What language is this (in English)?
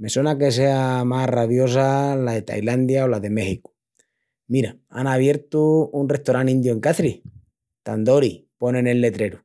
Extremaduran